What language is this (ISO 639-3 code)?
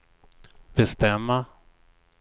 swe